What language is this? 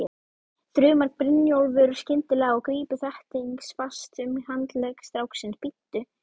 Icelandic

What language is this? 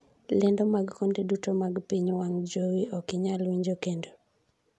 Luo (Kenya and Tanzania)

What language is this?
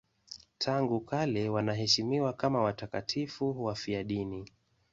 Swahili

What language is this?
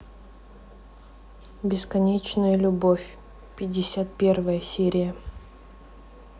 Russian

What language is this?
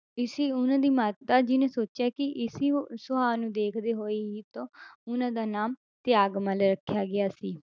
Punjabi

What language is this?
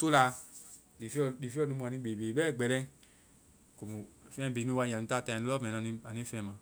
Vai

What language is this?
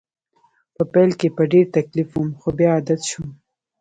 Pashto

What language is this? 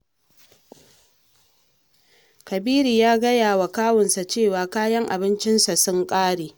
Hausa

